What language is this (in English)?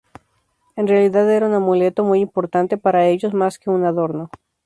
Spanish